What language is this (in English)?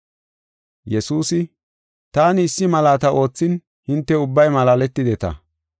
Gofa